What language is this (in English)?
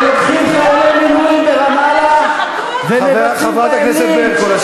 Hebrew